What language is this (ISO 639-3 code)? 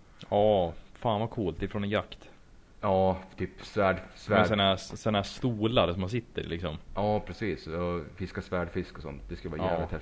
swe